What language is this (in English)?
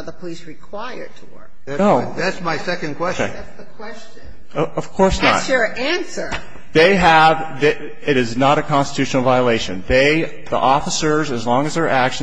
English